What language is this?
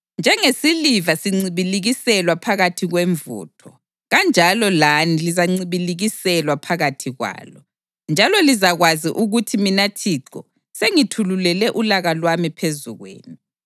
North Ndebele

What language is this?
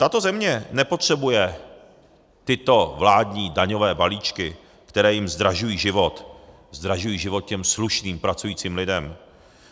Czech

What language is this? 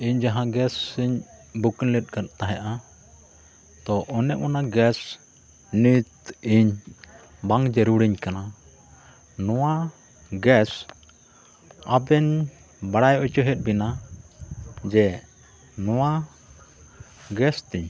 Santali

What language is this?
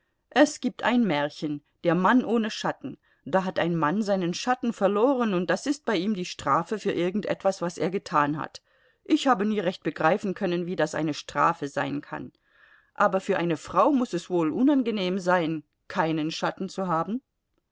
German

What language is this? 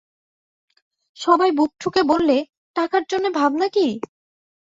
Bangla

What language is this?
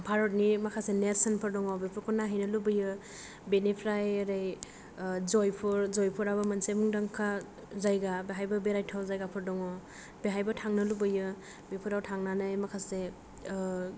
Bodo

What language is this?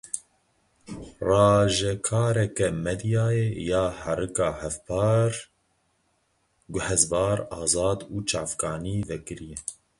Kurdish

